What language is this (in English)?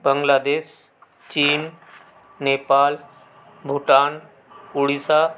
Hindi